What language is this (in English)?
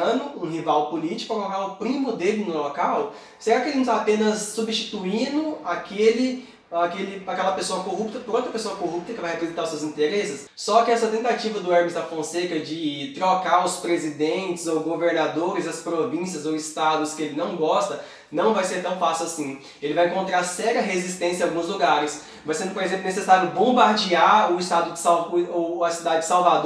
Portuguese